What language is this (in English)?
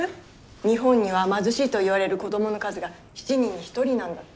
Japanese